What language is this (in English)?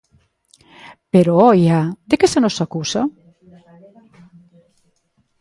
Galician